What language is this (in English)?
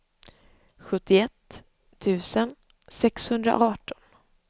Swedish